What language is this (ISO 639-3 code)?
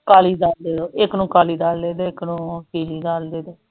pan